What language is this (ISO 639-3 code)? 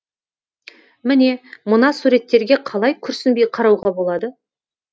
kaz